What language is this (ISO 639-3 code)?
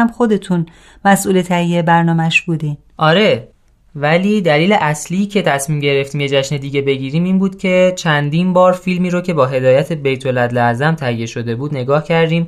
fas